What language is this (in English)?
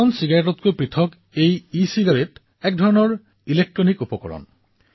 Assamese